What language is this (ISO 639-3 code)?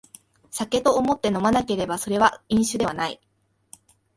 jpn